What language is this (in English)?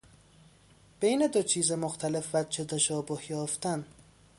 Persian